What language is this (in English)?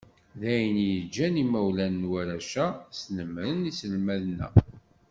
Kabyle